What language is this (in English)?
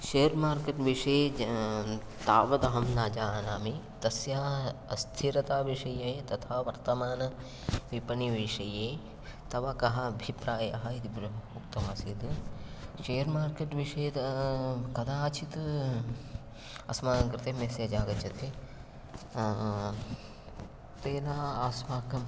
Sanskrit